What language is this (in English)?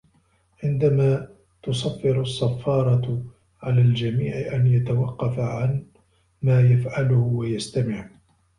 Arabic